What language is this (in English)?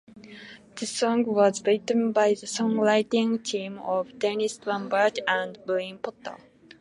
English